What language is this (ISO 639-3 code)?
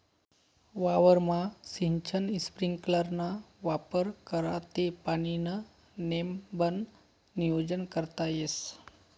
mar